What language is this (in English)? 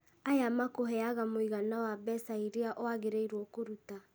Kikuyu